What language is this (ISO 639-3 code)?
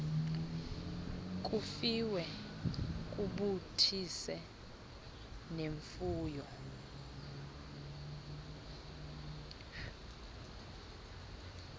xho